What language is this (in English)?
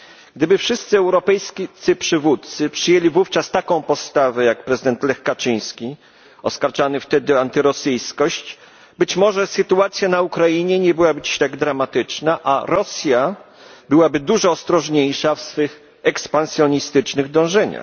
Polish